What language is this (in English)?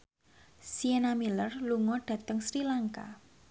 Javanese